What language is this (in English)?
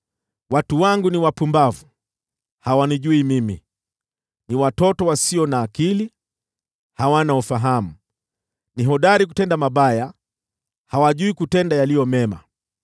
Swahili